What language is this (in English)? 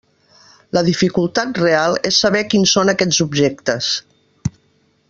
Catalan